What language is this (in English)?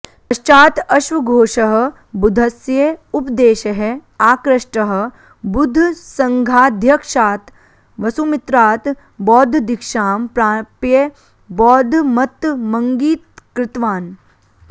Sanskrit